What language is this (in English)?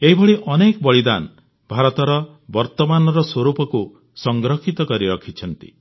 Odia